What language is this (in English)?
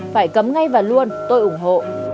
Vietnamese